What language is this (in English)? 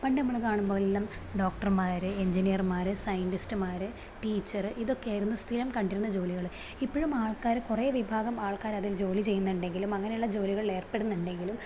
Malayalam